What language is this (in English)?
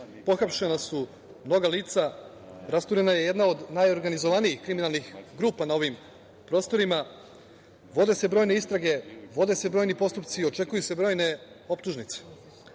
Serbian